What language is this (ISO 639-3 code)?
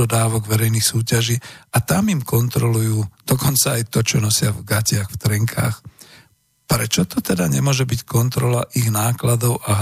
slk